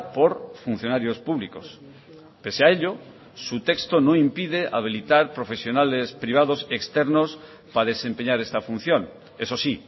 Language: Spanish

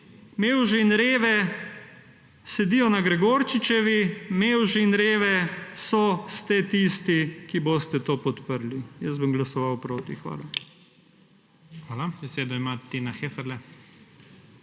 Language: Slovenian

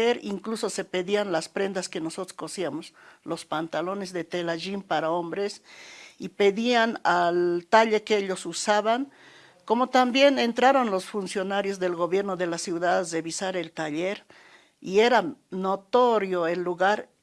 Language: Spanish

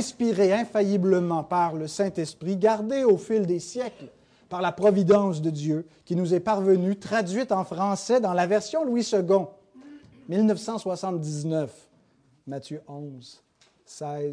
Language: French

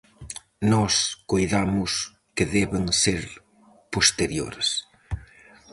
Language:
Galician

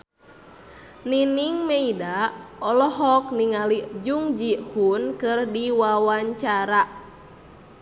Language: Sundanese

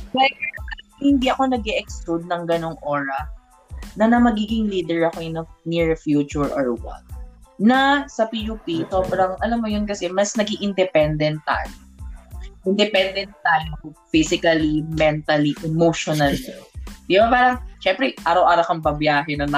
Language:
Filipino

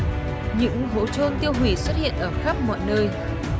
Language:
Vietnamese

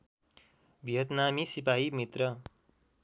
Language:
Nepali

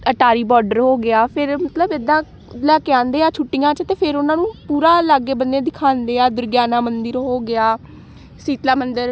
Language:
Punjabi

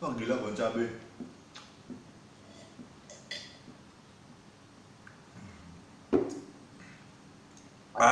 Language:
Indonesian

